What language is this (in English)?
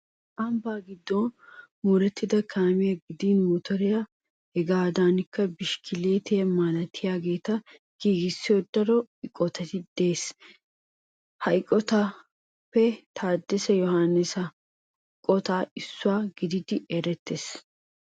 Wolaytta